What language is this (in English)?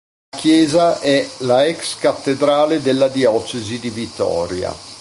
Italian